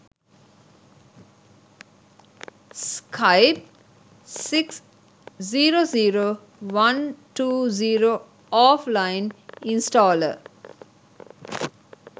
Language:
Sinhala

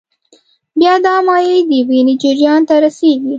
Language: Pashto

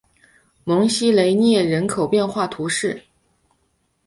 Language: Chinese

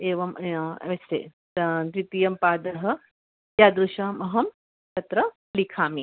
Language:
Sanskrit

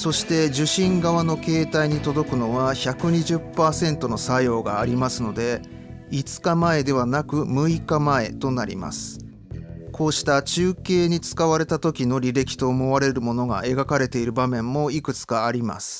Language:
Japanese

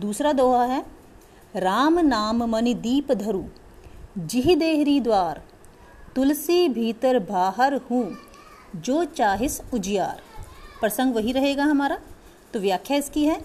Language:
Hindi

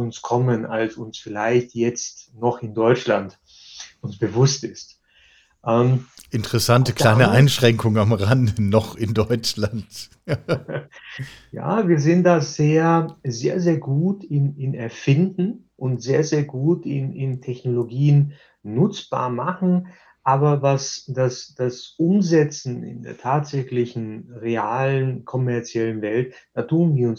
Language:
German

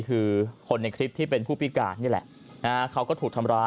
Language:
Thai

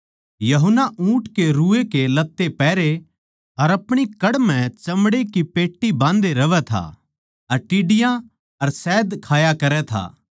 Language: Haryanvi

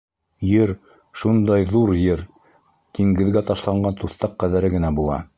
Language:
Bashkir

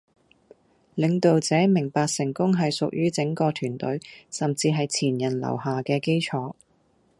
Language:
Cantonese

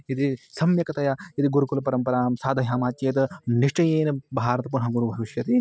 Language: Sanskrit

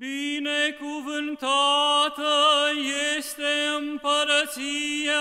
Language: Romanian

